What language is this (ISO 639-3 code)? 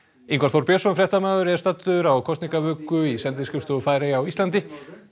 isl